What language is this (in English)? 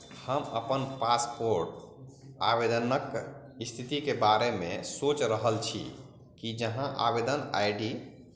Maithili